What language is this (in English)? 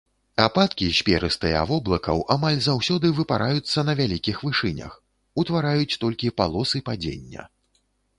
Belarusian